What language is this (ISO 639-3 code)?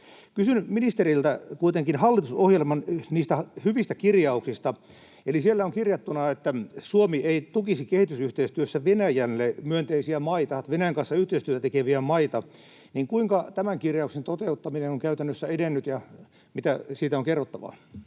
fin